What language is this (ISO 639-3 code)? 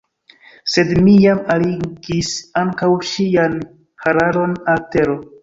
epo